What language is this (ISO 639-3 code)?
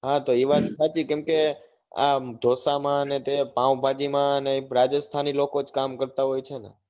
guj